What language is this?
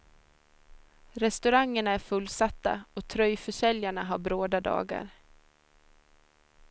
Swedish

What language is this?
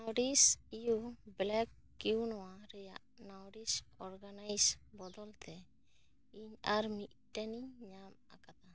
Santali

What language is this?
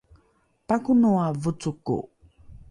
Rukai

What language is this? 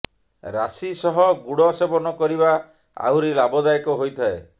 Odia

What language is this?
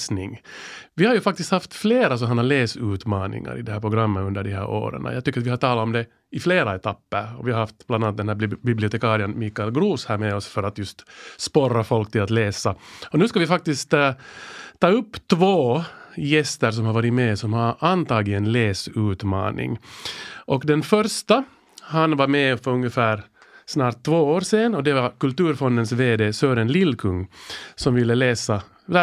Swedish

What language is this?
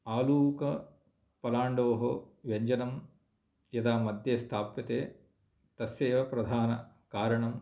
Sanskrit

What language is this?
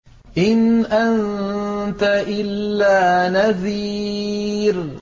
Arabic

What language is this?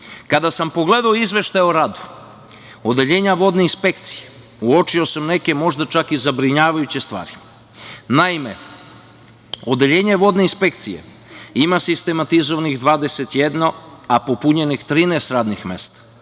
Serbian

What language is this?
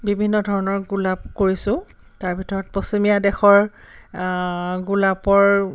Assamese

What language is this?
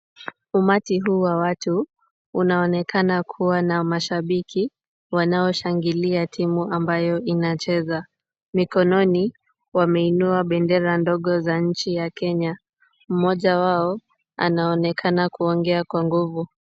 Swahili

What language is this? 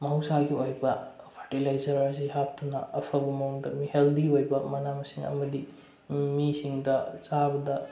Manipuri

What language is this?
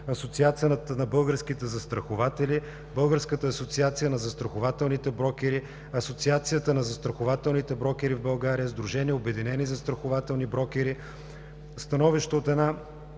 Bulgarian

